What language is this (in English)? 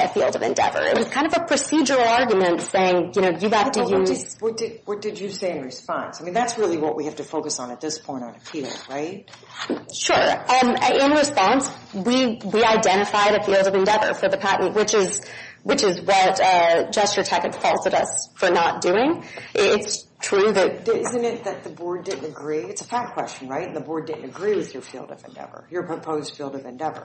English